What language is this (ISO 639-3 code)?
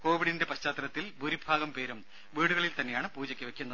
mal